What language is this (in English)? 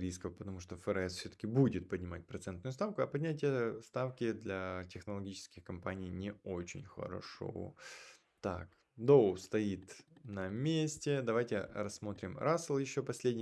Russian